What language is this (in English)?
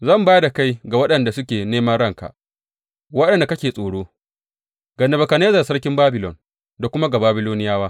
Hausa